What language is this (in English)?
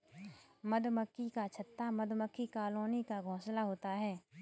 Hindi